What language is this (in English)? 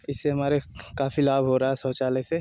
Hindi